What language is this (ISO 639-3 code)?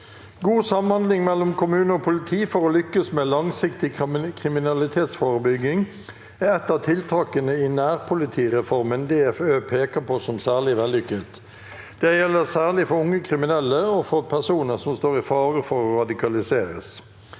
nor